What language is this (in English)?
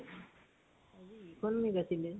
Assamese